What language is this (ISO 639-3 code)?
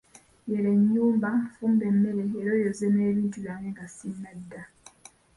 lug